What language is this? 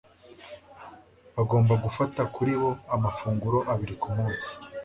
Kinyarwanda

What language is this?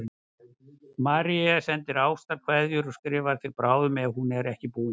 Icelandic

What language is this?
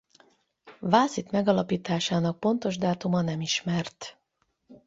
Hungarian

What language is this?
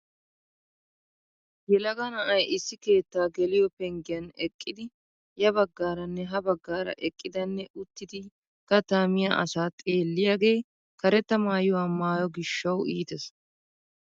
Wolaytta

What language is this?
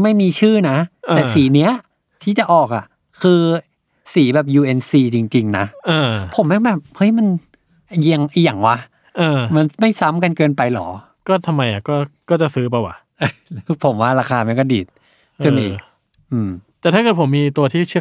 Thai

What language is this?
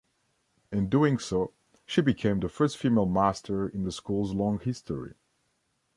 English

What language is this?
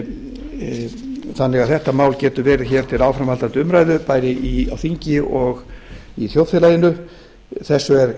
Icelandic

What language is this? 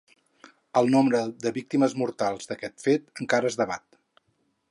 Catalan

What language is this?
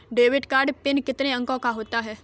Hindi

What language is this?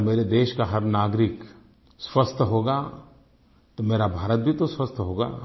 Hindi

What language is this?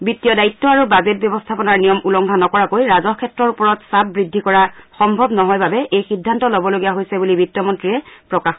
Assamese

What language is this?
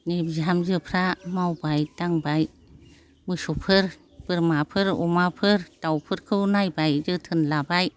Bodo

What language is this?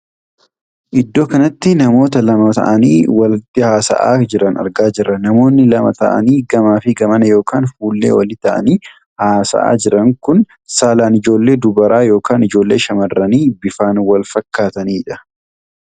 Oromo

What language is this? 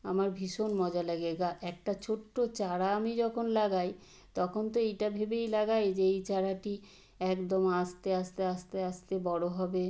Bangla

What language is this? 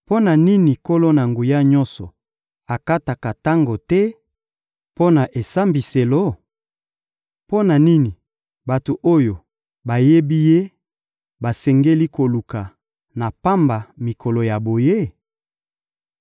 Lingala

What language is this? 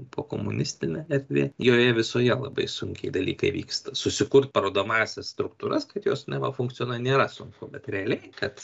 Lithuanian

